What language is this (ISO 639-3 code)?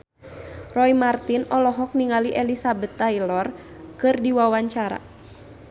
sun